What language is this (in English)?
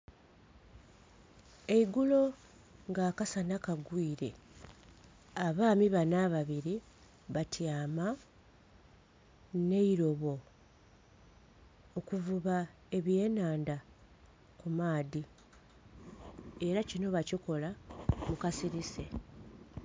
Soga